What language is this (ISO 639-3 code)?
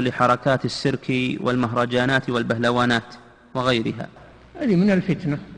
ara